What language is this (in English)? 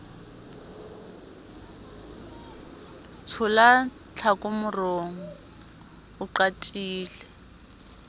Southern Sotho